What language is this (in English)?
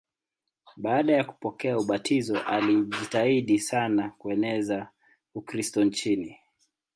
Swahili